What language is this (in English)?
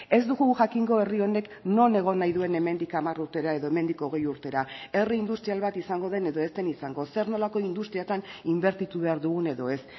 Basque